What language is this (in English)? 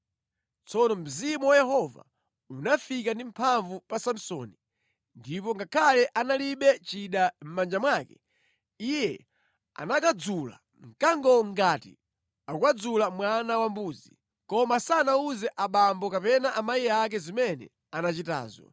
Nyanja